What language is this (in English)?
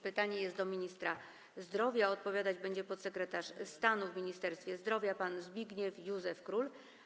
Polish